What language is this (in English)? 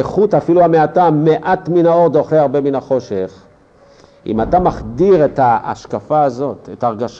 Hebrew